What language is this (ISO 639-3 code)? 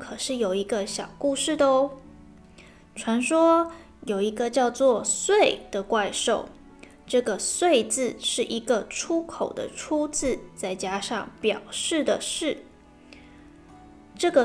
zho